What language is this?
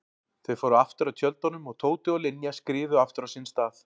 Icelandic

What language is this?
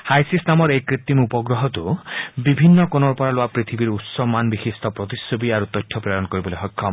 Assamese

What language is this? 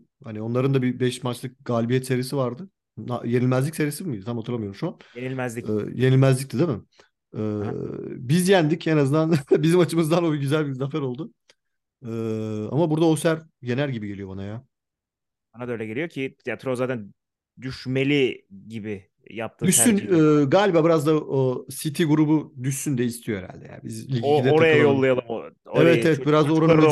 Turkish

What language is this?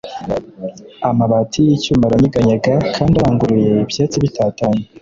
Kinyarwanda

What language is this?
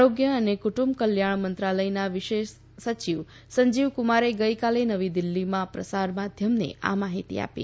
Gujarati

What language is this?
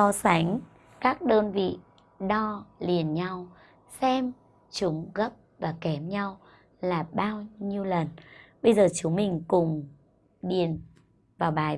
Vietnamese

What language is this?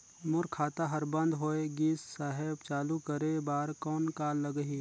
Chhattisgarhi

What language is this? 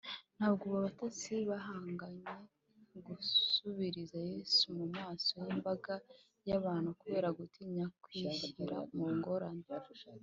Kinyarwanda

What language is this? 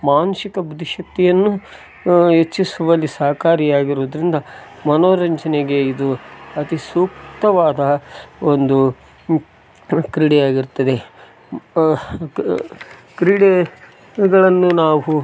Kannada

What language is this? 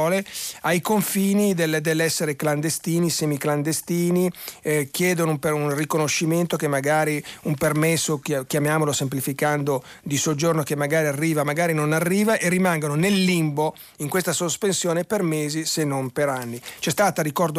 Italian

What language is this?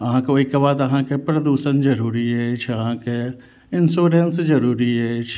Maithili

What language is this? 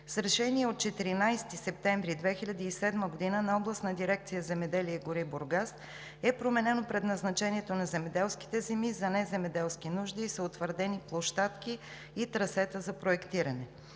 Bulgarian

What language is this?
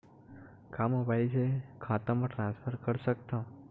Chhattisgarhi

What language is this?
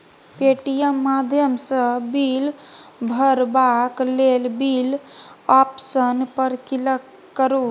Maithili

